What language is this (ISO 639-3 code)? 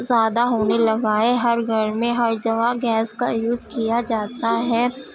urd